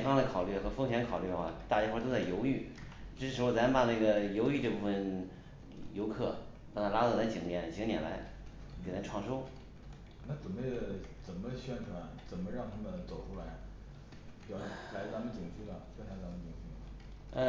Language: Chinese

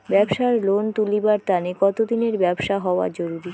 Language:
Bangla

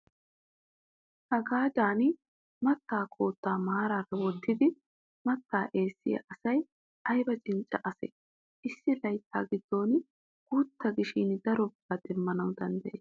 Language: Wolaytta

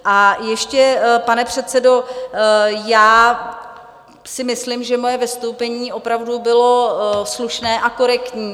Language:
Czech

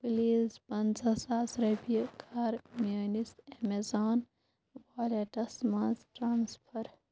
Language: Kashmiri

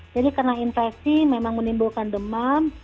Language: Indonesian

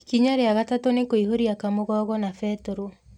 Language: Kikuyu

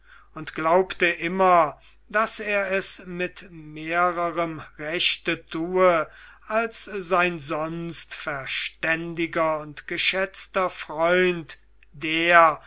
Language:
German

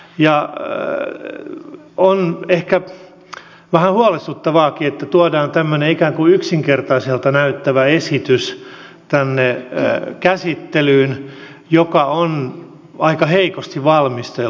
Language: Finnish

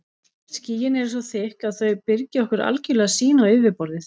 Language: Icelandic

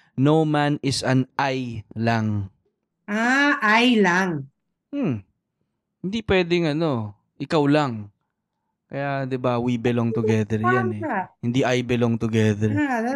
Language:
Filipino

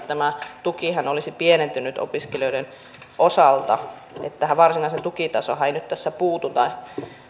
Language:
Finnish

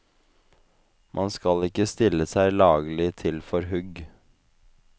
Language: Norwegian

